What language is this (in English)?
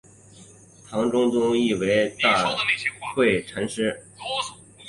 Chinese